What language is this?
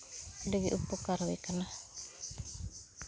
Santali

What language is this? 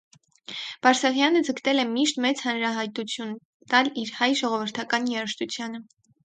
Armenian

